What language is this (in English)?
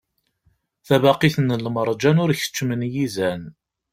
Kabyle